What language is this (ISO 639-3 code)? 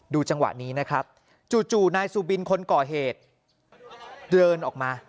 tha